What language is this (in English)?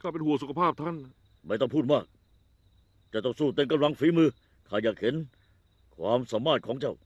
Thai